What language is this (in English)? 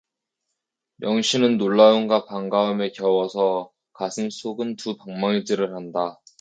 Korean